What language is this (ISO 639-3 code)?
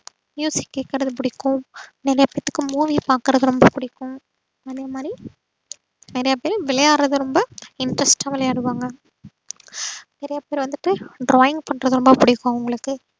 tam